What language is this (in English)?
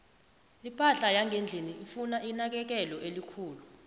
South Ndebele